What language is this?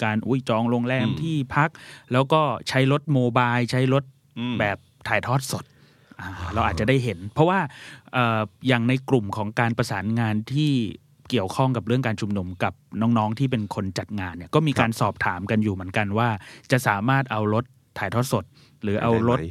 Thai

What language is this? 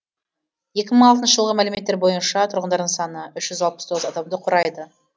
Kazakh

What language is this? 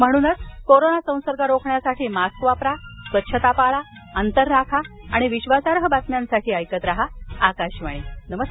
Marathi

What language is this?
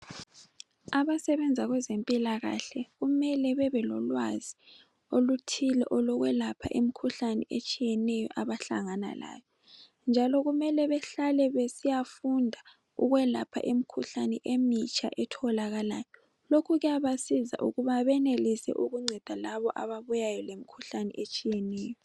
North Ndebele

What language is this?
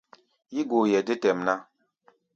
Gbaya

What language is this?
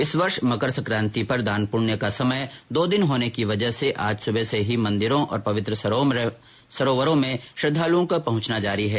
Hindi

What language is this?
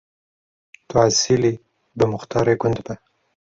Kurdish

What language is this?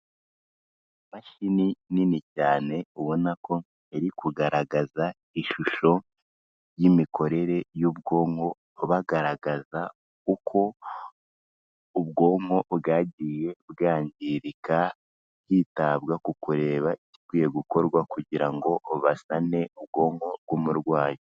Kinyarwanda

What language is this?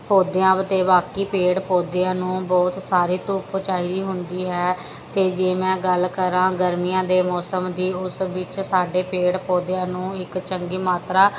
Punjabi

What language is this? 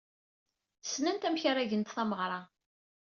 Kabyle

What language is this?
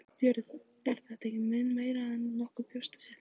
Icelandic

